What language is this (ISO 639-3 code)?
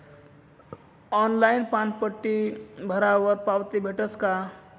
mar